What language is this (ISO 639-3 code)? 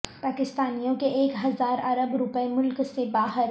urd